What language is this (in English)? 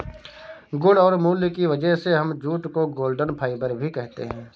Hindi